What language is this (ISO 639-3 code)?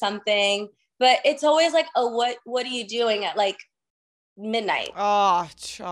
eng